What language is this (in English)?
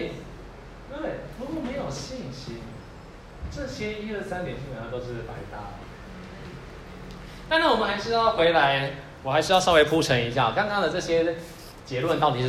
Chinese